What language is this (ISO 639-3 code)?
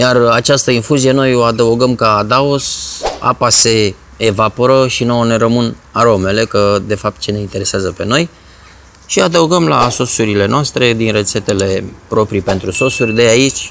ron